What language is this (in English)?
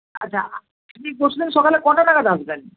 Bangla